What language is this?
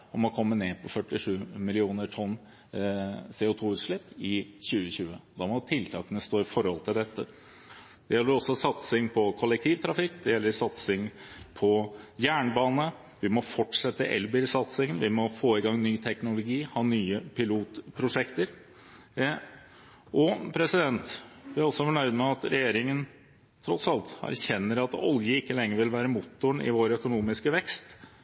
Norwegian Bokmål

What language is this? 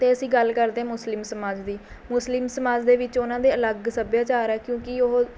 Punjabi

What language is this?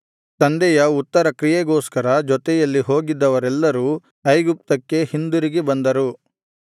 Kannada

